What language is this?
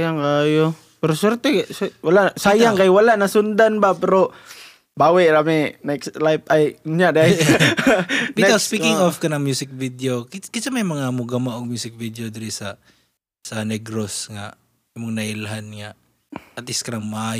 Filipino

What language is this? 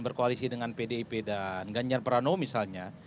Indonesian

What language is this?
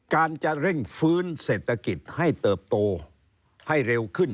Thai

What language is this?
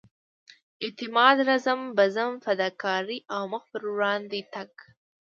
Pashto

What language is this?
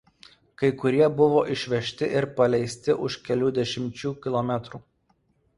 Lithuanian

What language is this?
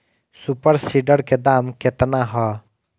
Bhojpuri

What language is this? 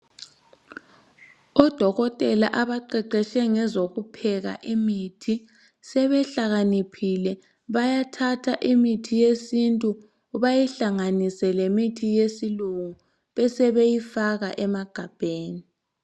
North Ndebele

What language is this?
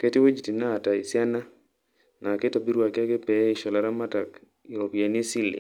Masai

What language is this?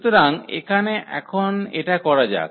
Bangla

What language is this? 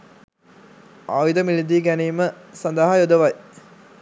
Sinhala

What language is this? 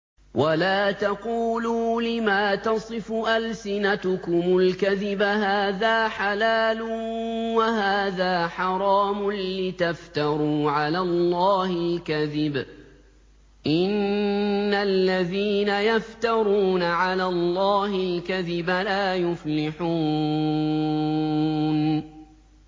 Arabic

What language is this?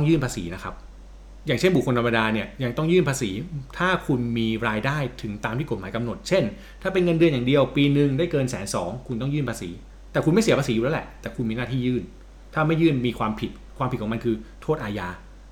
Thai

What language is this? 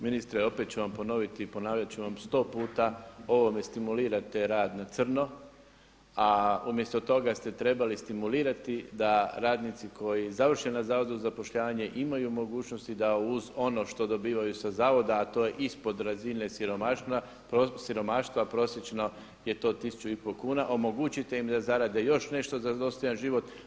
Croatian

